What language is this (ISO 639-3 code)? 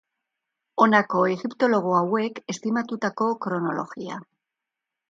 eus